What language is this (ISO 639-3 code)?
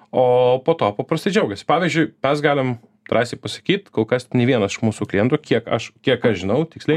lit